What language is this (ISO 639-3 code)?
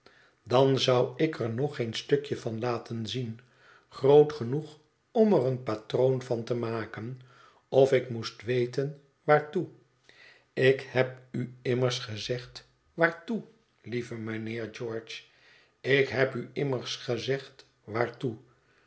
nld